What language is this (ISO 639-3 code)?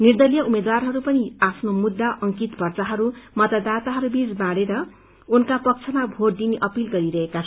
nep